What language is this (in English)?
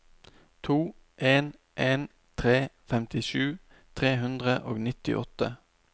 Norwegian